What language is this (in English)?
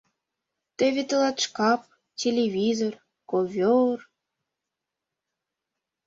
Mari